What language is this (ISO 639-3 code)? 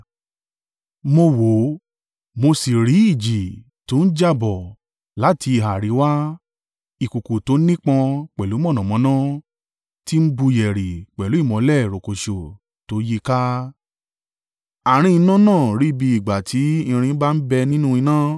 yor